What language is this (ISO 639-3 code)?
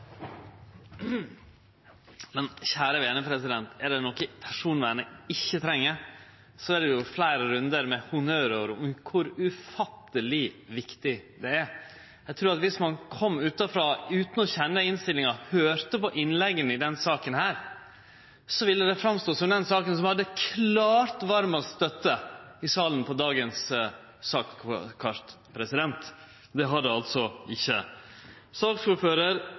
nor